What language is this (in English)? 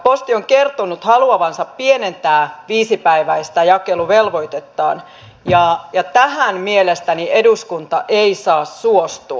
Finnish